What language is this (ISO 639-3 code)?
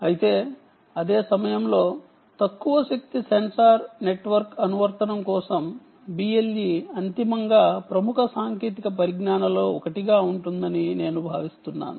tel